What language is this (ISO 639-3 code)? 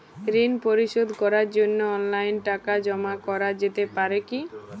ben